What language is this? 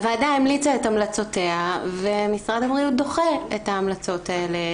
Hebrew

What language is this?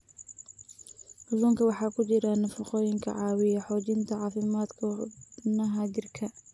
Somali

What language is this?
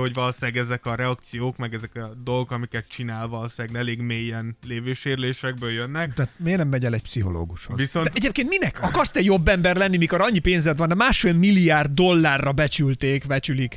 Hungarian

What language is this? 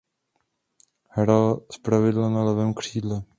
Czech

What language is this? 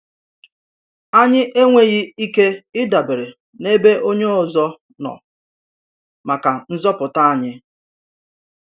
Igbo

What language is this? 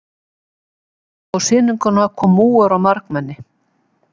Icelandic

